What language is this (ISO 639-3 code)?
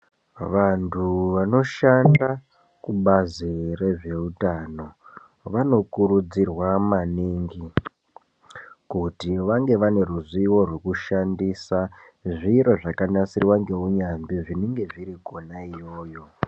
ndc